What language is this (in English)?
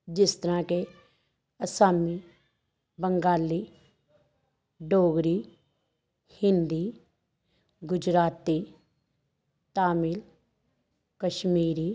Punjabi